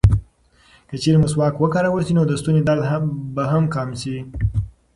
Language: Pashto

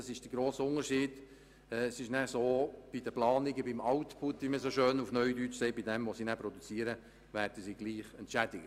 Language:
Swiss German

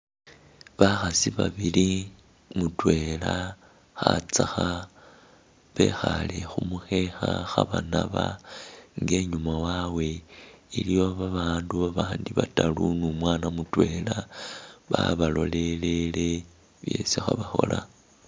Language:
Masaaba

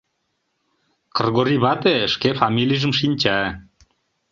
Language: Mari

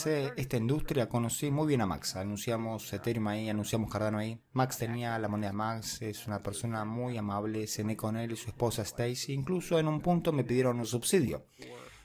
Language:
Spanish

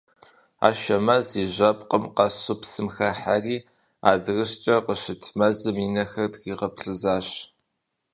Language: Kabardian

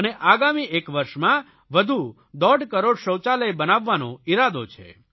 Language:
Gujarati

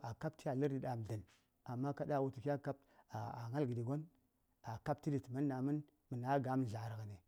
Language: Saya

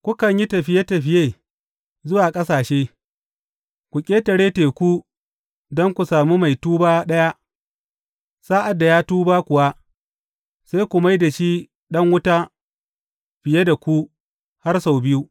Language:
Hausa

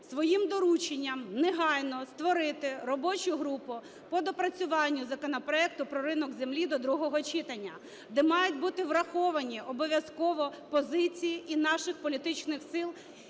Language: Ukrainian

